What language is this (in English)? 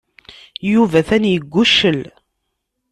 Kabyle